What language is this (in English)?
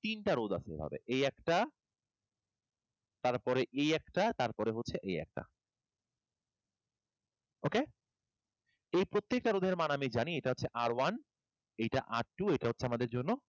Bangla